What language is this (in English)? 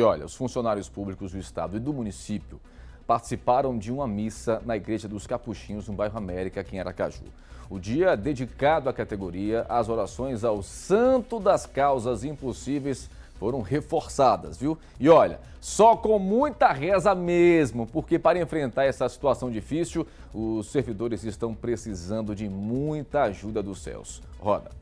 Portuguese